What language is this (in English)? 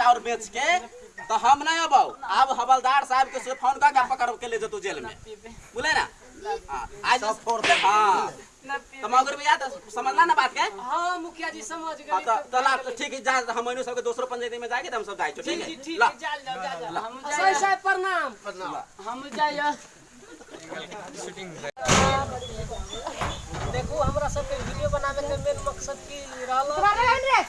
Indonesian